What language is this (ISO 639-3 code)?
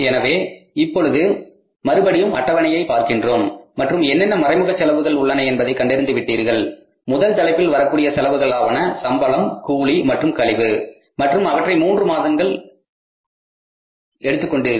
tam